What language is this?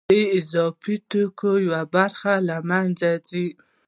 Pashto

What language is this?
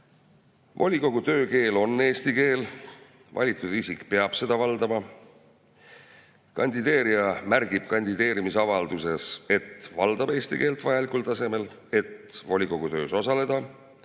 Estonian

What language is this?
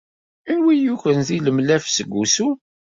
Kabyle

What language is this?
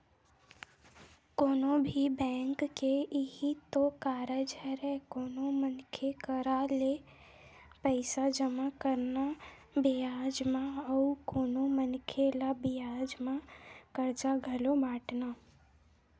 Chhattisgarhi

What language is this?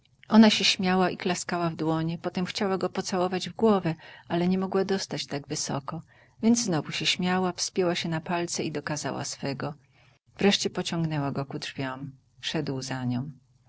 Polish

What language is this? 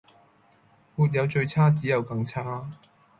Cantonese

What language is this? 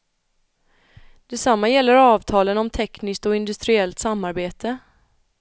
Swedish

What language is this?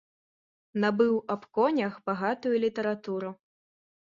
Belarusian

